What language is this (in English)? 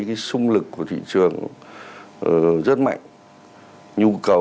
Vietnamese